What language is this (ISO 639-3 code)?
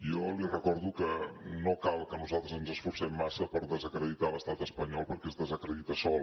cat